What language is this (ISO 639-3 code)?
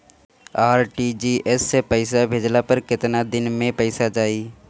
bho